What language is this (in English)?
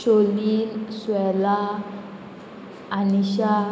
Konkani